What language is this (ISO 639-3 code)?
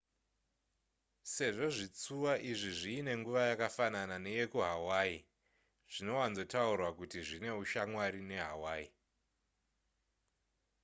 sna